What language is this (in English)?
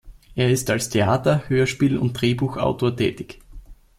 German